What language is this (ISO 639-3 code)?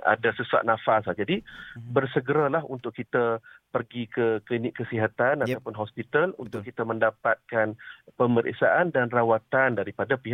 msa